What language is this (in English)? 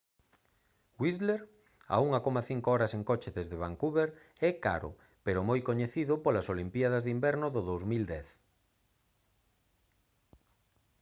Galician